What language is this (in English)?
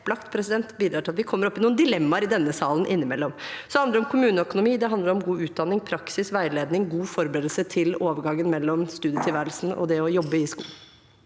Norwegian